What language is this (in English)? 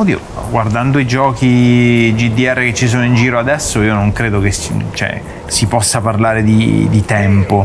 Italian